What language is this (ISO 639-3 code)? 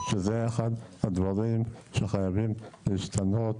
heb